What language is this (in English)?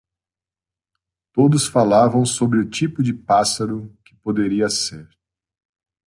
Portuguese